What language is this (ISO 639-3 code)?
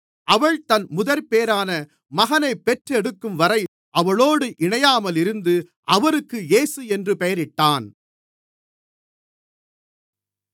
tam